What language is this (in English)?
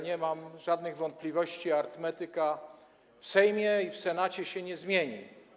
Polish